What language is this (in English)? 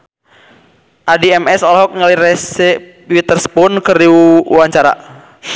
Sundanese